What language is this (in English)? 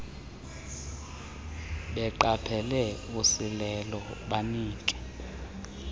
Xhosa